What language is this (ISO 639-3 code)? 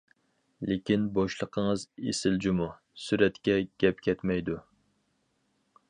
uig